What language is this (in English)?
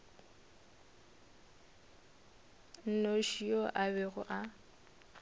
Northern Sotho